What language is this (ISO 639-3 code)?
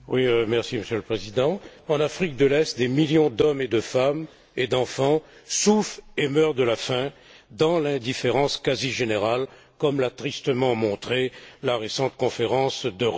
fra